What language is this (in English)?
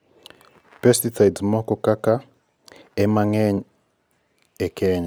Luo (Kenya and Tanzania)